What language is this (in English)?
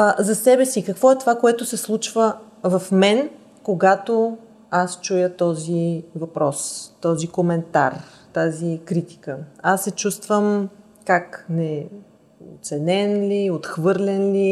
Bulgarian